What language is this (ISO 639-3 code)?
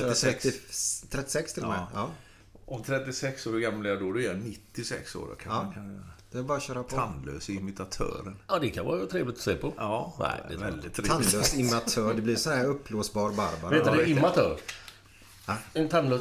swe